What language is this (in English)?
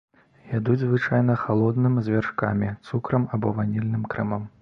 Belarusian